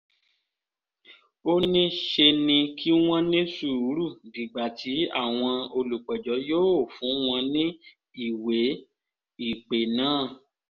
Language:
Yoruba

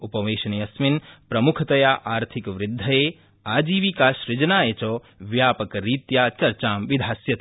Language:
Sanskrit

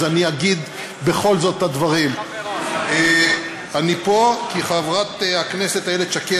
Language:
Hebrew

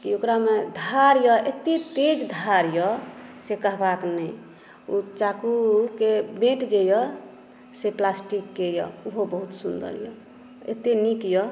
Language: Maithili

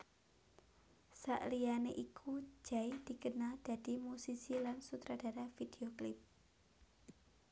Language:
Javanese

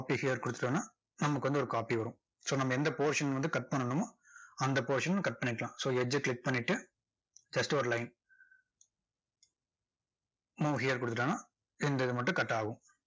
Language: Tamil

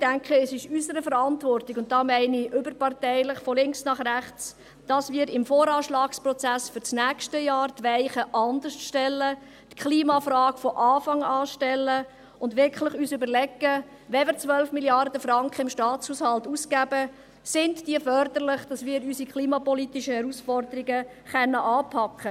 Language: Swiss German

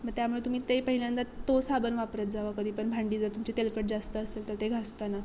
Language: Marathi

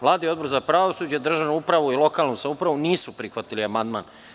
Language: Serbian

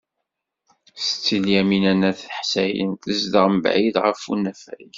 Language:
Kabyle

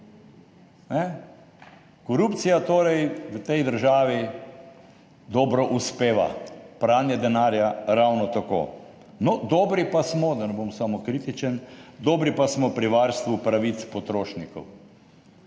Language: Slovenian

